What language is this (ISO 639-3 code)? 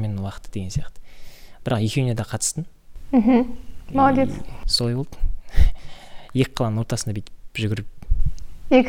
rus